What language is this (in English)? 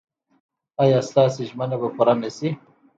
Pashto